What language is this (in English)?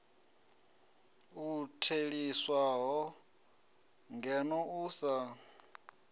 Venda